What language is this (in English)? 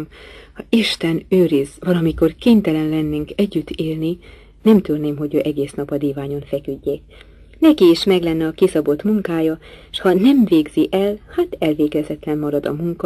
Hungarian